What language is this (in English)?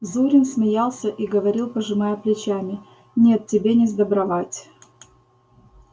Russian